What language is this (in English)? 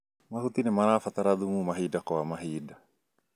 Kikuyu